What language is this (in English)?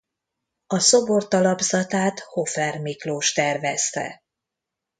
Hungarian